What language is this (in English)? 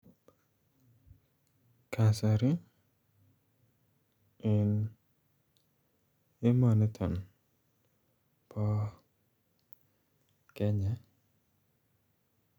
Kalenjin